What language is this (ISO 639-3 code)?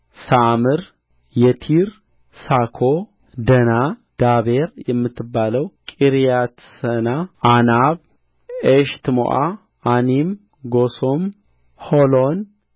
amh